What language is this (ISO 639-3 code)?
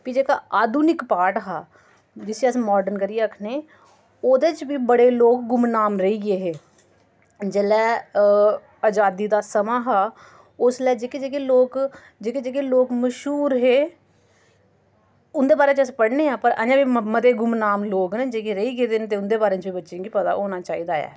doi